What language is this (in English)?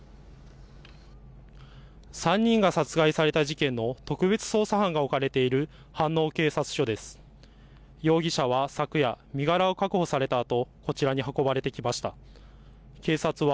Japanese